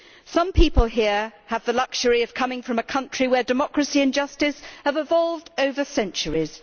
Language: English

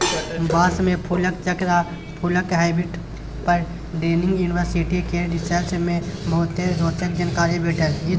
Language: Maithili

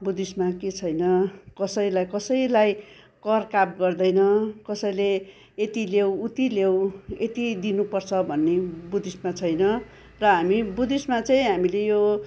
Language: Nepali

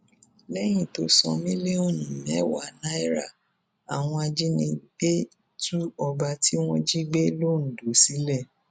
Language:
Yoruba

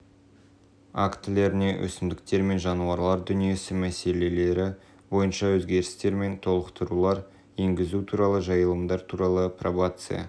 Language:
Kazakh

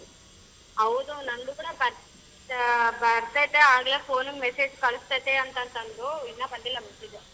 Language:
Kannada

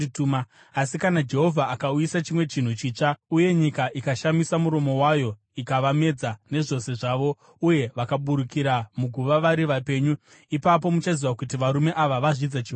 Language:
Shona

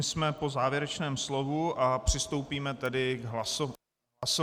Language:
Czech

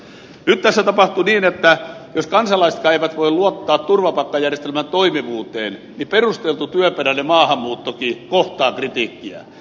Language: Finnish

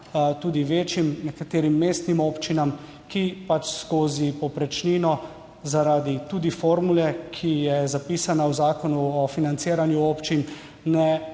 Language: Slovenian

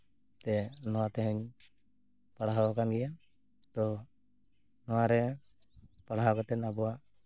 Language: Santali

